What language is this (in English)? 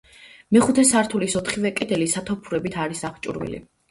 Georgian